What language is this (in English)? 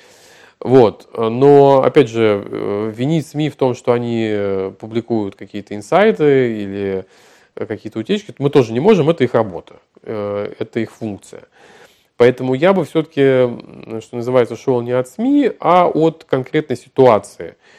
Russian